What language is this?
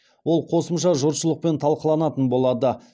Kazakh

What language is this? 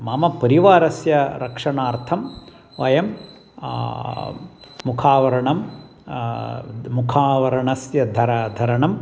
Sanskrit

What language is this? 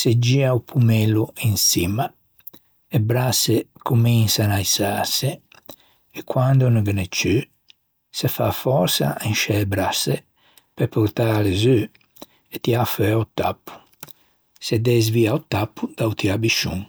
Ligurian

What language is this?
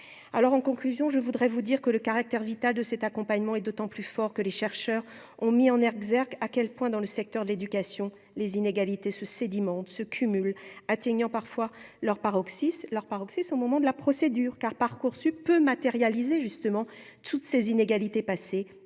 French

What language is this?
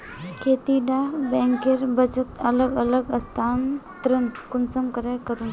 Magahi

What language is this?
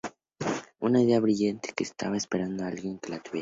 Spanish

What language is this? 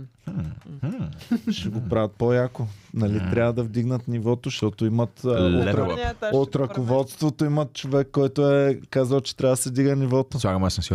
Bulgarian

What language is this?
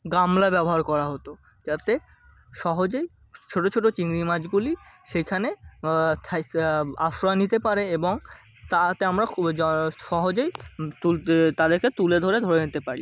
Bangla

